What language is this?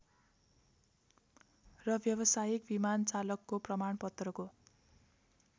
Nepali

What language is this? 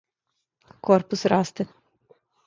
Serbian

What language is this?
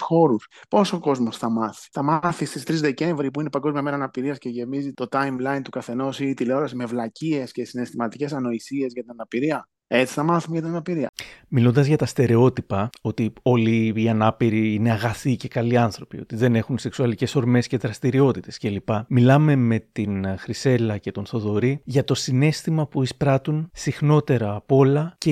Greek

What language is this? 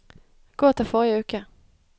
Norwegian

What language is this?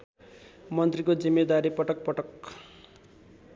Nepali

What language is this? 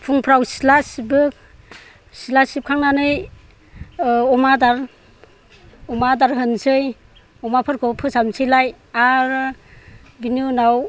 Bodo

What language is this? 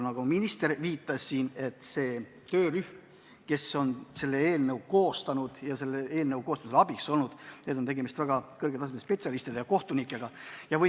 Estonian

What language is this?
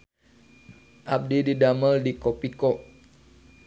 Sundanese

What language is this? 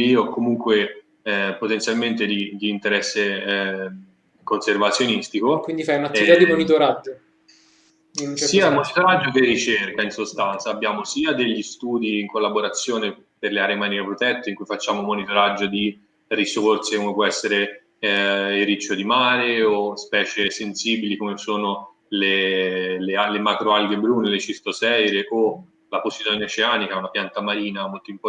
Italian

